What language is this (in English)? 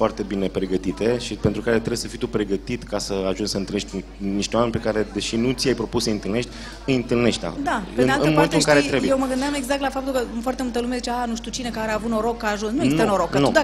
Romanian